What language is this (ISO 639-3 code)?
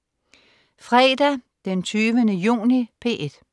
dan